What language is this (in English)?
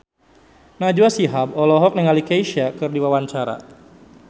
Sundanese